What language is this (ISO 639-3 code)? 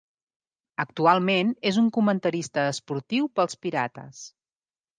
cat